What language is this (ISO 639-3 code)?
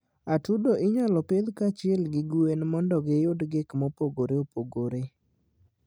luo